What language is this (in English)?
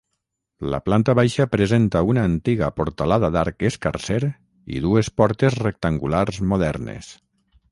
Catalan